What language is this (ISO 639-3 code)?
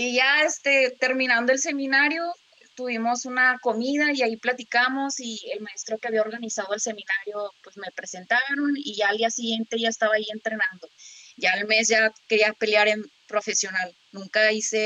spa